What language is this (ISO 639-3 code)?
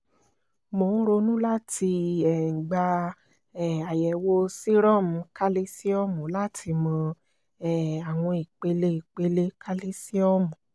yor